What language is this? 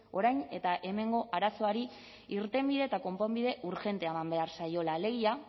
Basque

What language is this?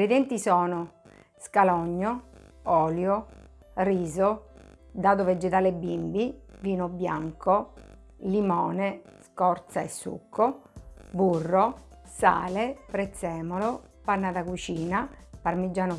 Italian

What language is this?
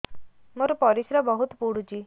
Odia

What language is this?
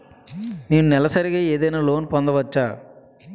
Telugu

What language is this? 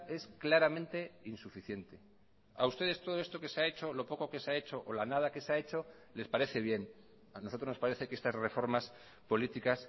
Spanish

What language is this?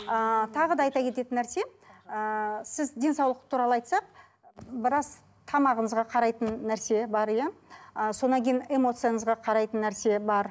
Kazakh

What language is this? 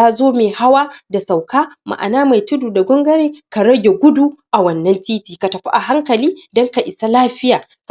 Hausa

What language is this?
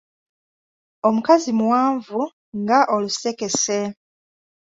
Ganda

